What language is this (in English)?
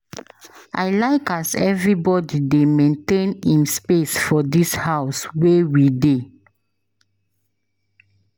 Nigerian Pidgin